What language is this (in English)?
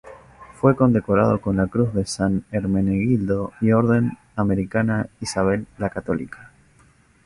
Spanish